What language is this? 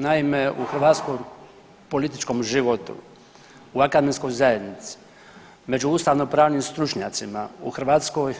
Croatian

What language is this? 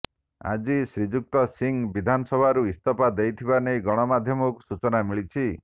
Odia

